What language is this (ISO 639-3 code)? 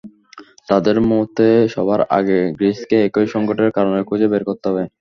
ben